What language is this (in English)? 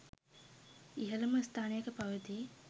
Sinhala